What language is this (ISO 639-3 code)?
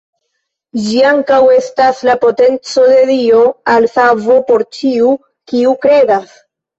epo